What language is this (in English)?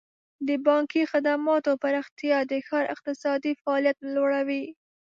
Pashto